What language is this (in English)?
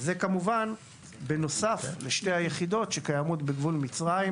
Hebrew